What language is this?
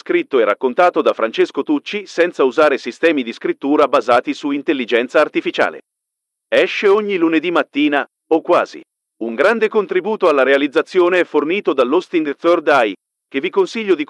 Italian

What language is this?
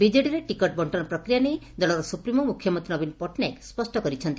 Odia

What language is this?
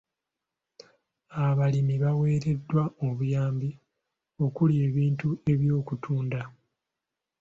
Ganda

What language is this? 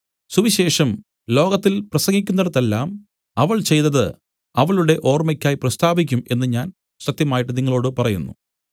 Malayalam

